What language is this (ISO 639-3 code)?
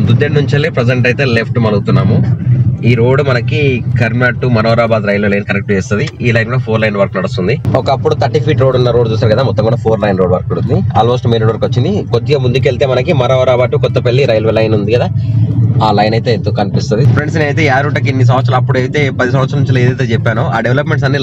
tel